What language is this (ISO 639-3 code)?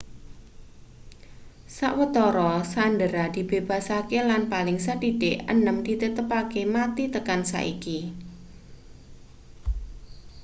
jav